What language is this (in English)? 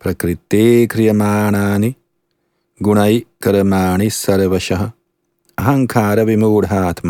Danish